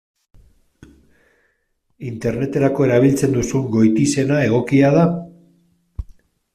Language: Basque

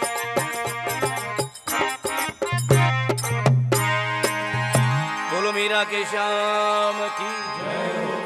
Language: Hindi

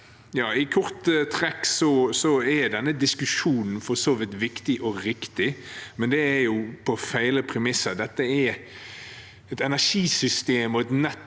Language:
Norwegian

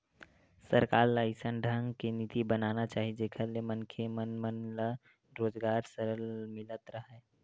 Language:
Chhattisgarhi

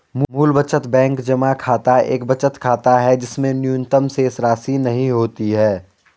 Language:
Hindi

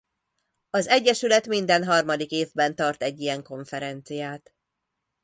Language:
Hungarian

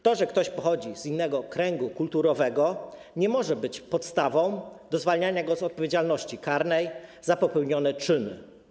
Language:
Polish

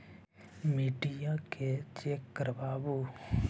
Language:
Magahi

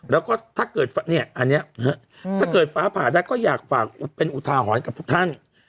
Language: Thai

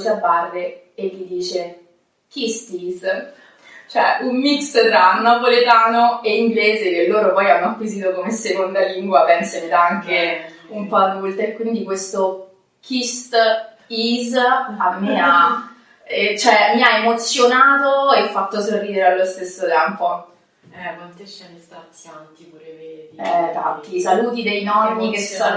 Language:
Italian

